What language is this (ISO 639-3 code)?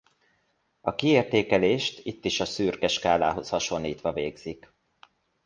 hun